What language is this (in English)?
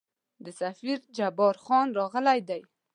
Pashto